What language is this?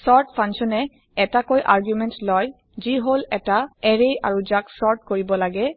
Assamese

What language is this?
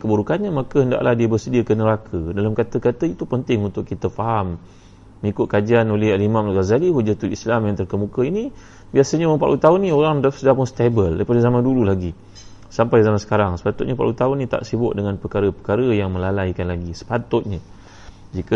Malay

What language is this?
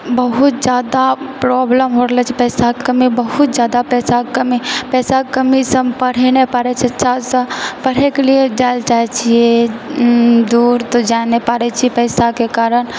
Maithili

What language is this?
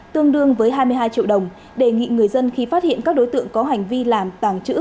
Vietnamese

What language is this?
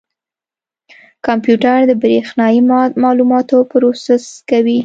Pashto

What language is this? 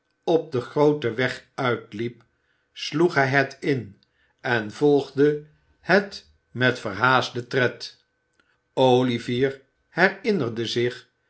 Dutch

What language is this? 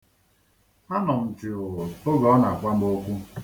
Igbo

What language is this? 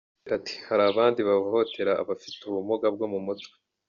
Kinyarwanda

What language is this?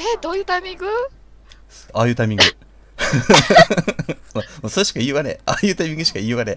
Japanese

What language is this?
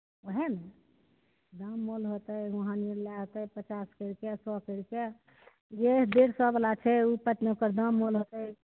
Maithili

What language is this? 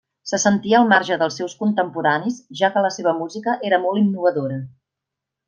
Catalan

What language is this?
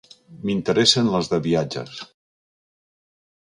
Catalan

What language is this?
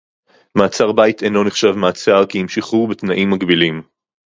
Hebrew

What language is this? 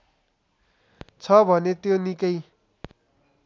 Nepali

